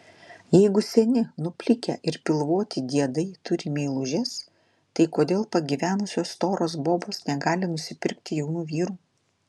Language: Lithuanian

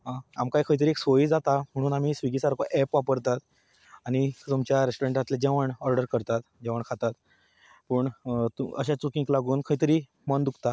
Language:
Konkani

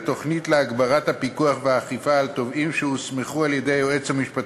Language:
Hebrew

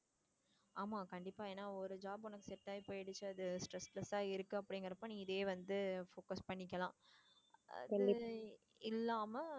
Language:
Tamil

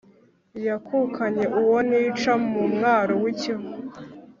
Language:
Kinyarwanda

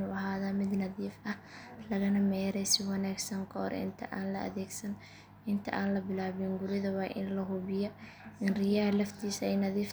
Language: Somali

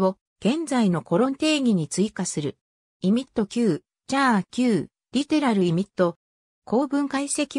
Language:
Japanese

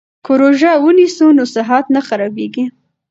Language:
Pashto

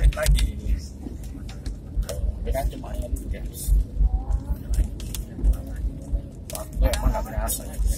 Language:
Indonesian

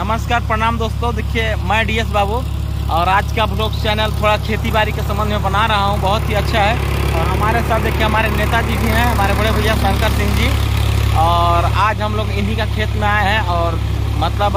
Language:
Hindi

